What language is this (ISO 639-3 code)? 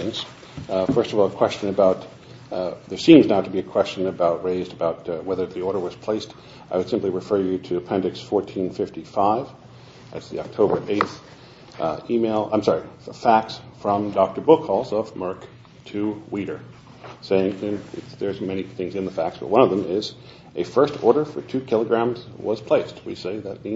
eng